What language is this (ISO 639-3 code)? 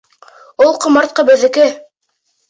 bak